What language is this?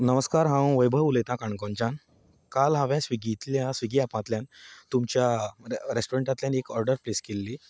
Konkani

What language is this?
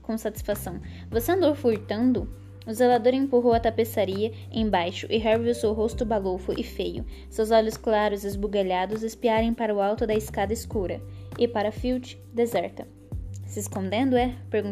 Portuguese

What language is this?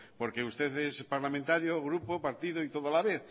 Spanish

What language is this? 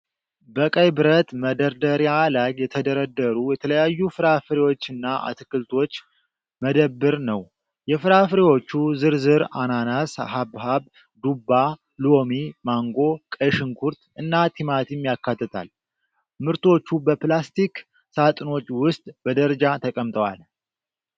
Amharic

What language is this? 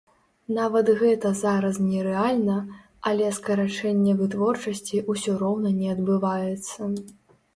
Belarusian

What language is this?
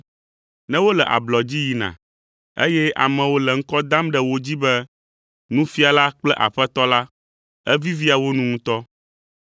Ewe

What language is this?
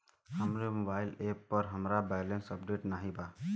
Bhojpuri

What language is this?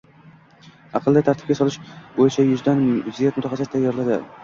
Uzbek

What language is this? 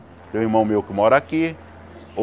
Portuguese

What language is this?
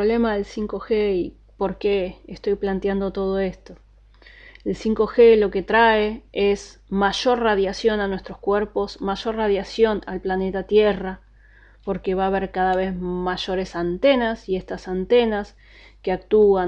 Spanish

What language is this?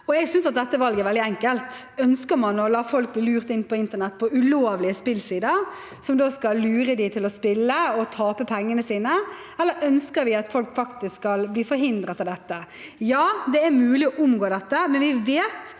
Norwegian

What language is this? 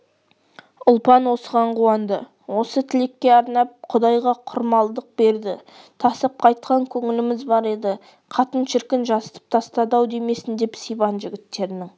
Kazakh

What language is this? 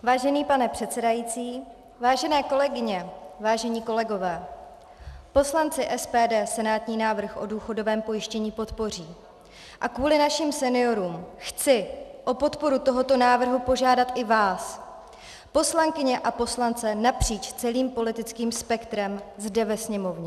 Czech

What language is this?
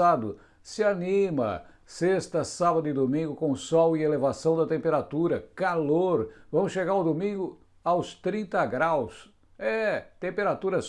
Portuguese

